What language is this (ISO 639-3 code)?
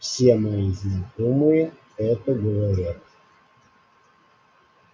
rus